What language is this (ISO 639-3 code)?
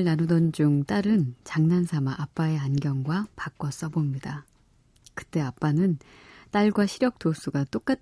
kor